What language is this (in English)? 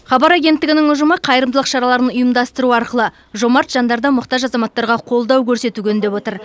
Kazakh